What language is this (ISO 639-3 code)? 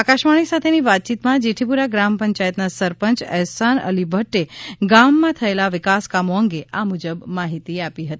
guj